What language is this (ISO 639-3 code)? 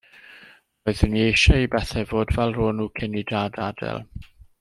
cym